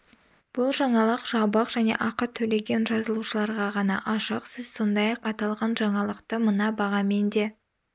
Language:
Kazakh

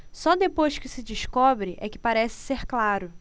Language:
Portuguese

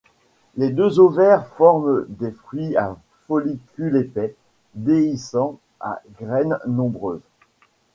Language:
French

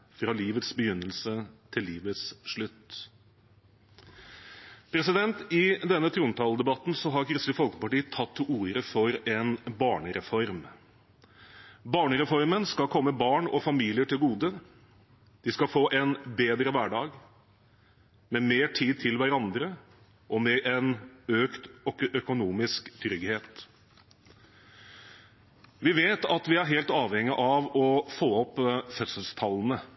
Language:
Norwegian Bokmål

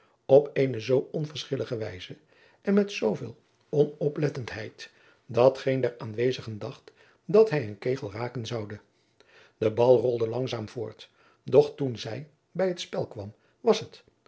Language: Dutch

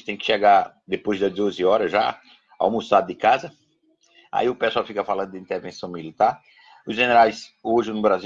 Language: Portuguese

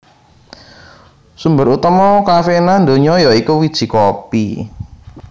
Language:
Javanese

